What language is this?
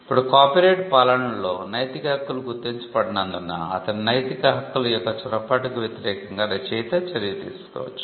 Telugu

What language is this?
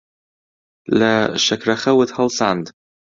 Central Kurdish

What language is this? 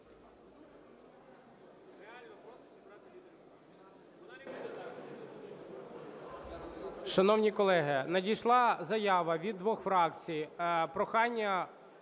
Ukrainian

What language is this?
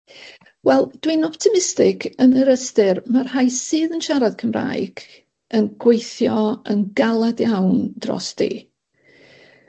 Welsh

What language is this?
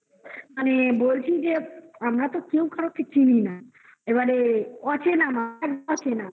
Bangla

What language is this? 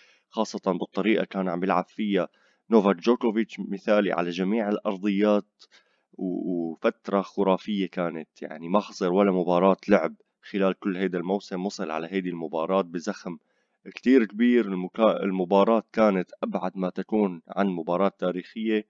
Arabic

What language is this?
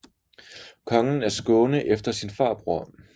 Danish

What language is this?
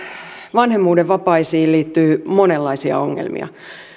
Finnish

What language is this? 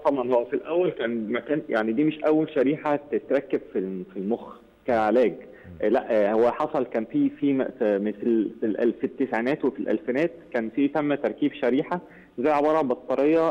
Arabic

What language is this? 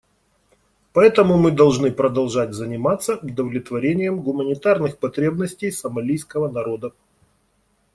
Russian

